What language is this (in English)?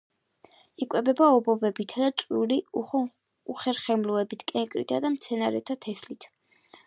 Georgian